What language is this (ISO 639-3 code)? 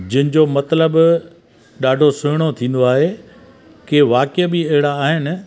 snd